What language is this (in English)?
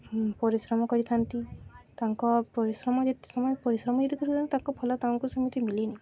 Odia